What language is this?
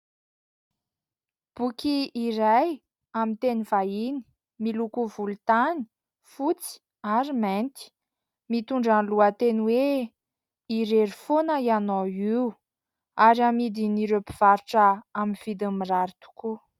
Malagasy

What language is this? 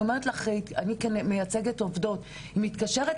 Hebrew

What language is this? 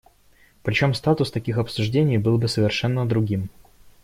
Russian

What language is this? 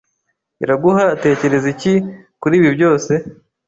Kinyarwanda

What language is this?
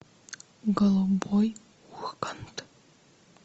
Russian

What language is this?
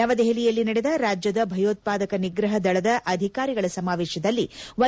Kannada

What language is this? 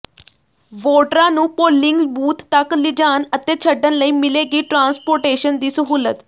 Punjabi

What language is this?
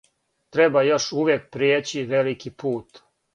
Serbian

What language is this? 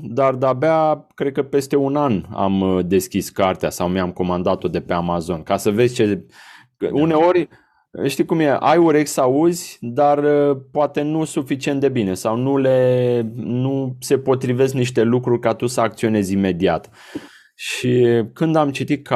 Romanian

